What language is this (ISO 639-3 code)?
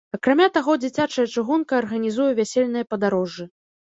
bel